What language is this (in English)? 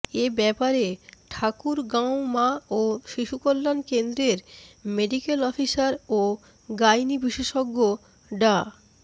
Bangla